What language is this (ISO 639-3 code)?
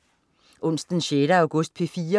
dan